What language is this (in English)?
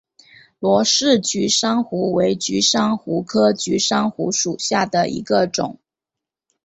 Chinese